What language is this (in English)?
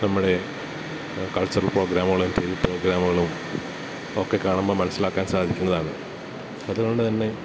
Malayalam